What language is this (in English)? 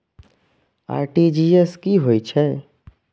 Maithili